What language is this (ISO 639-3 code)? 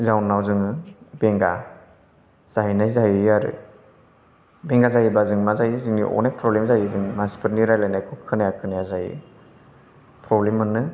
brx